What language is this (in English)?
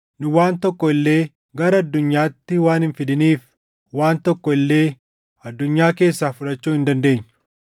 Oromo